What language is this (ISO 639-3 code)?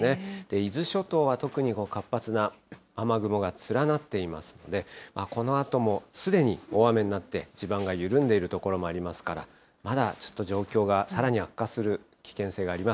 jpn